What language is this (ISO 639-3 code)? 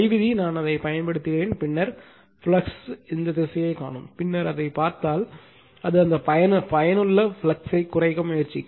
tam